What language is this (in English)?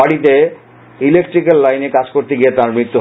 Bangla